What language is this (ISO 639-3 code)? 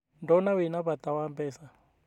kik